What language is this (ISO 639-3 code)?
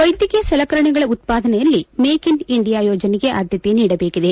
kan